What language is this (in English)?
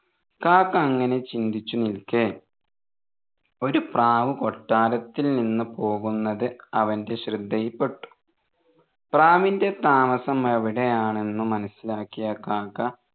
Malayalam